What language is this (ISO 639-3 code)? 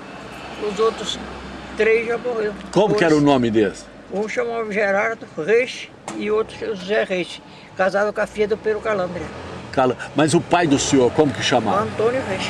por